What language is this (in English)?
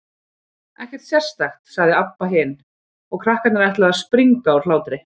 Icelandic